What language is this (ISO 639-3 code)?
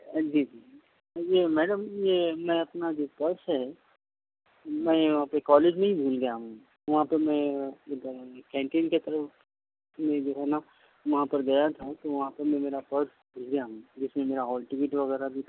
urd